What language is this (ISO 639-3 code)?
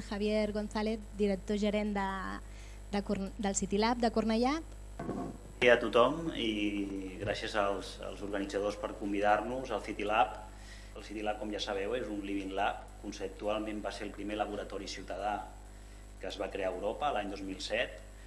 cat